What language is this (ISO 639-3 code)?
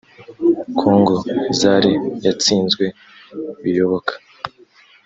kin